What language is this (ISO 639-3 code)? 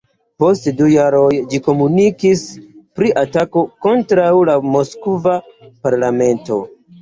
epo